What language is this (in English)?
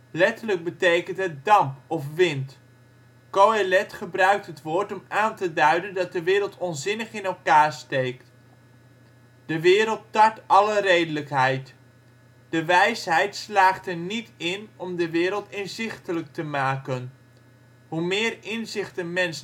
Dutch